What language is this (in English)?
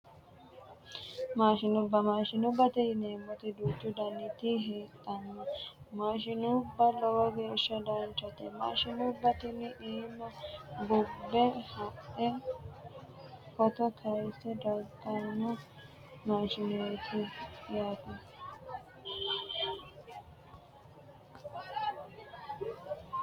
Sidamo